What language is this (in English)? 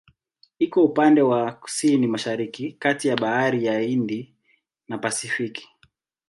Swahili